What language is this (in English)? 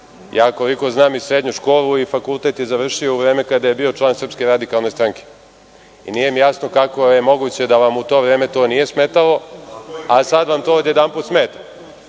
Serbian